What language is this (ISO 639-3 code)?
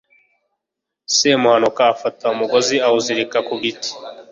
kin